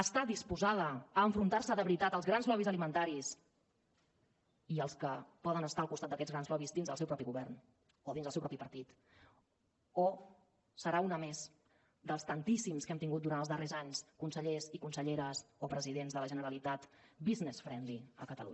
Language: Catalan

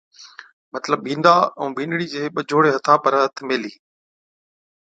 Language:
Od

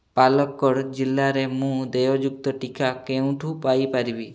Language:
Odia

